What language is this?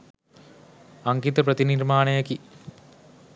Sinhala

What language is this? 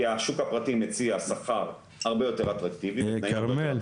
Hebrew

